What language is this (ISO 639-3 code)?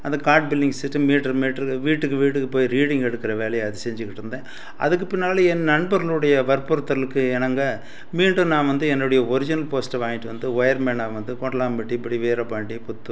tam